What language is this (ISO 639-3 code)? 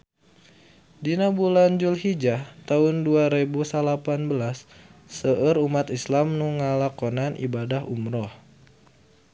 sun